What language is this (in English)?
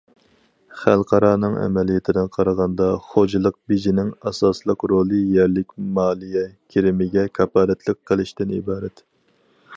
Uyghur